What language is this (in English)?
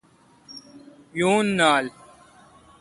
Kalkoti